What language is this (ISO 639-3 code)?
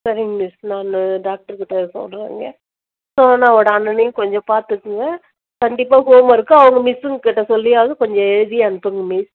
tam